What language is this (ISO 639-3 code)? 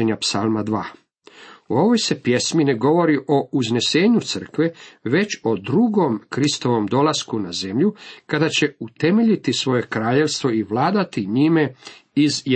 hrv